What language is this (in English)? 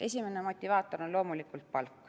Estonian